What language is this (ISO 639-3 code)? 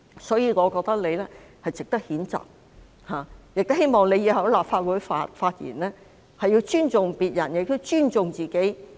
yue